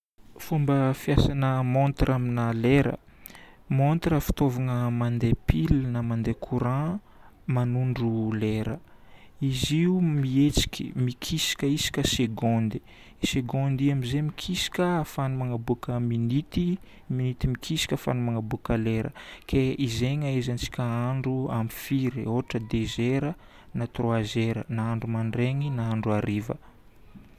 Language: Northern Betsimisaraka Malagasy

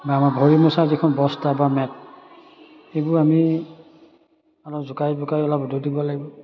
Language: Assamese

